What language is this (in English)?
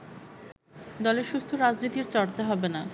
Bangla